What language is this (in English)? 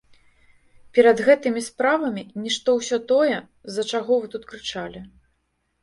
Belarusian